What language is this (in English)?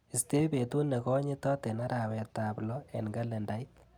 Kalenjin